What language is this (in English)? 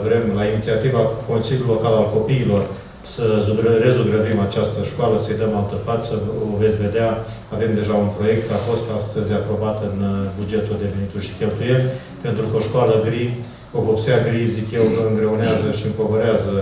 Romanian